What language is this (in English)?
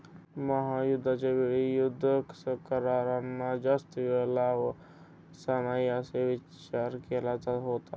Marathi